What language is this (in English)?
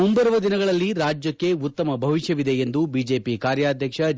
Kannada